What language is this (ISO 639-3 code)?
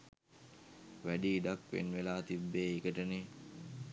sin